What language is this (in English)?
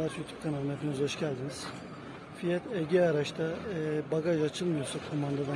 Turkish